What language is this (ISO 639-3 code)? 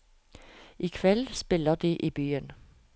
nor